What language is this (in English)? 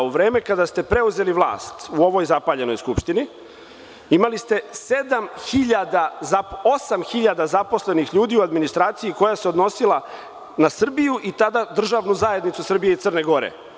Serbian